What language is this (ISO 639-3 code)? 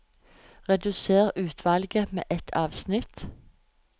nor